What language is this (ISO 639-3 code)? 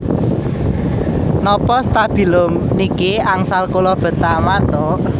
jav